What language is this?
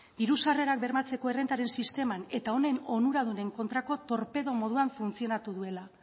Basque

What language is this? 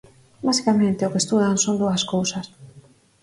Galician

